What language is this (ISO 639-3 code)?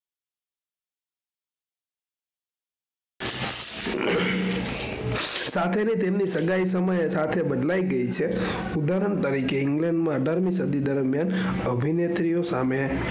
guj